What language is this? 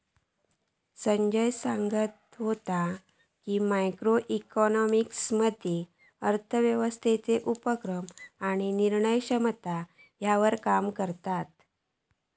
Marathi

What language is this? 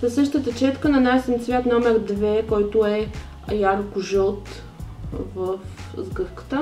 Bulgarian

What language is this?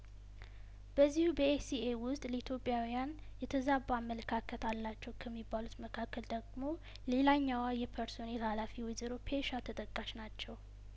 Amharic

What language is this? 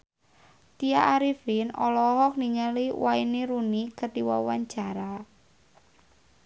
Sundanese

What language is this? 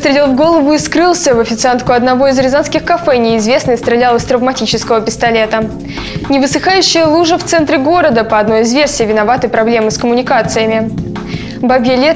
Russian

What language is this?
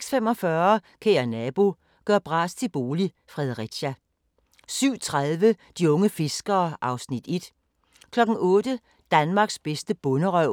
Danish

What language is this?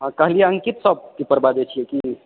Maithili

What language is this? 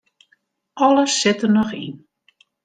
Western Frisian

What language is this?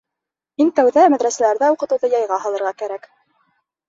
Bashkir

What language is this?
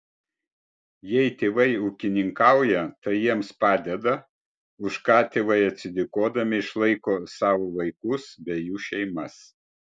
Lithuanian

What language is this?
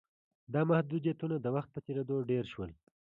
Pashto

